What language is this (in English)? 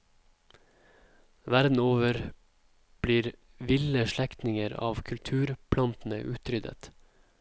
Norwegian